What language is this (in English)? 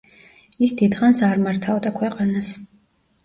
Georgian